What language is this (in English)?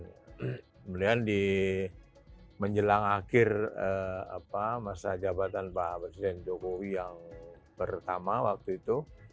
Indonesian